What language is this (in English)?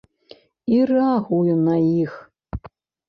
Belarusian